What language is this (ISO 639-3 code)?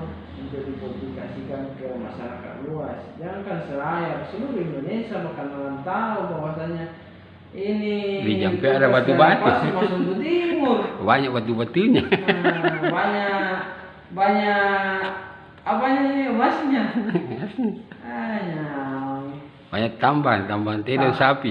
ind